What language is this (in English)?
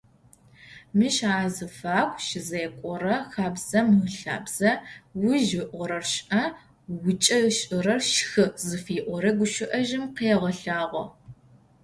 Adyghe